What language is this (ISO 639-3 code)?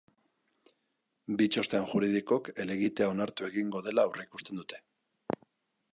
eus